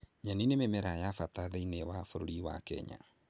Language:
Kikuyu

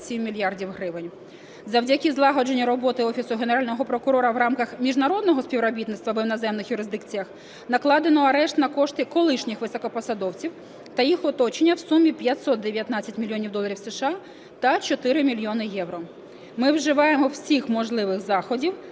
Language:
Ukrainian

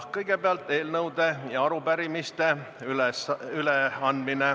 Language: Estonian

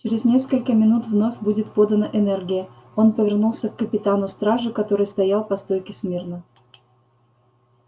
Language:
Russian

